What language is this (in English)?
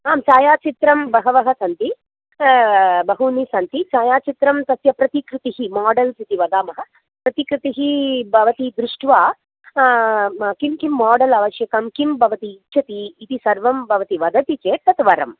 Sanskrit